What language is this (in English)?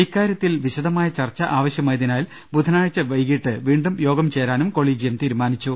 Malayalam